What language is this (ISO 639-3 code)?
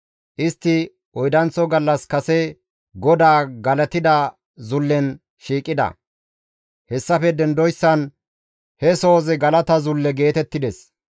gmv